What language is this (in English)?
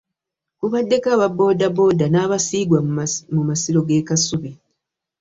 Ganda